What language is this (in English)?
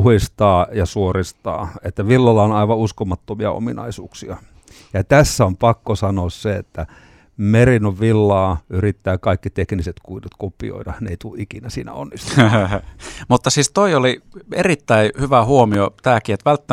Finnish